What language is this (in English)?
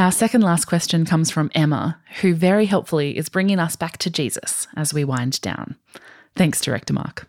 English